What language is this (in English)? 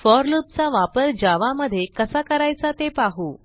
Marathi